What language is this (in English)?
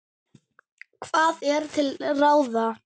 Icelandic